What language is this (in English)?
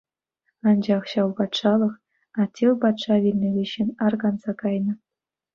Chuvash